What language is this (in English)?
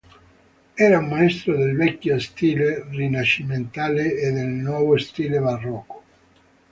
Italian